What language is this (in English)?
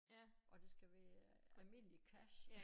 Danish